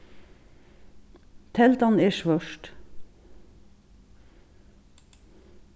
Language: Faroese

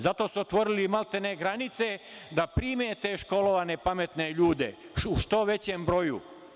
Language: Serbian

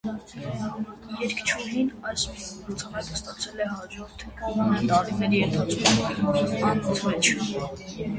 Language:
Armenian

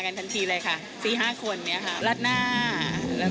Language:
Thai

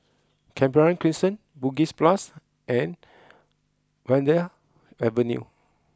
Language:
English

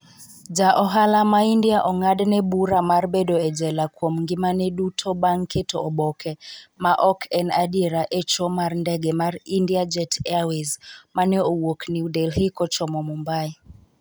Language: Luo (Kenya and Tanzania)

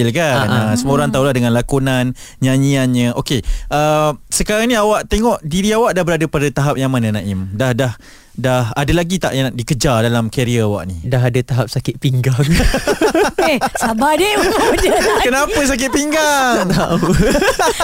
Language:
Malay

